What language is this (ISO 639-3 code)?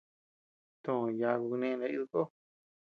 cux